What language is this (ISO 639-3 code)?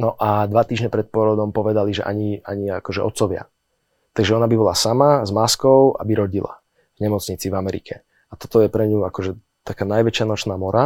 slk